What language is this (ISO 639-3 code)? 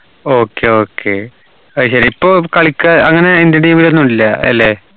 mal